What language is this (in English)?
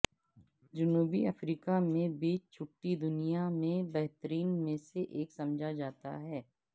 Urdu